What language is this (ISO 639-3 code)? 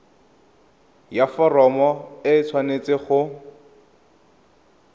tsn